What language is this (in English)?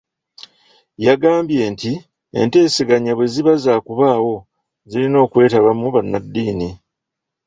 Ganda